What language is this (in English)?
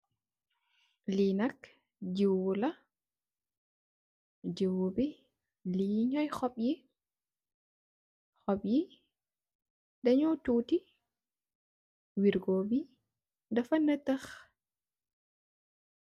Wolof